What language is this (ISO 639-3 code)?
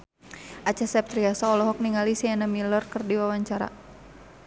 sun